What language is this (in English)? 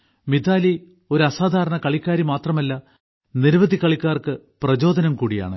Malayalam